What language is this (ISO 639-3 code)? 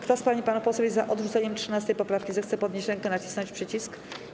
pol